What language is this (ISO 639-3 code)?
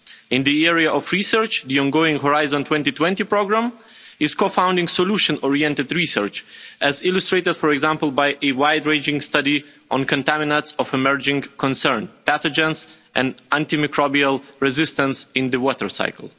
eng